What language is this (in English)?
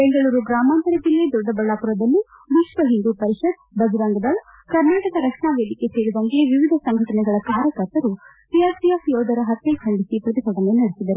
Kannada